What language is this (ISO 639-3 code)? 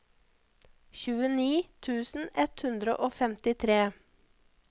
nor